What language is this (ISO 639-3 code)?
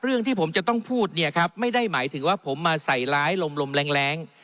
tha